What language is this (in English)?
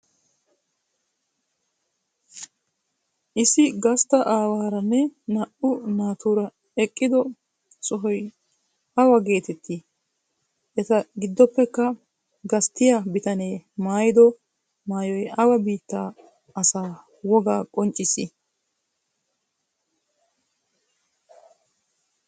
Wolaytta